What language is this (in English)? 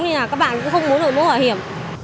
Vietnamese